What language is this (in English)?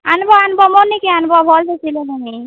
Odia